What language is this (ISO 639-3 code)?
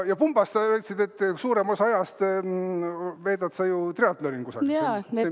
est